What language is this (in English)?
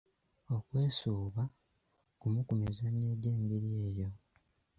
Ganda